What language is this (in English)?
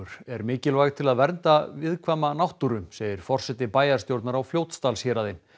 Icelandic